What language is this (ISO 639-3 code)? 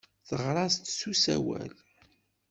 kab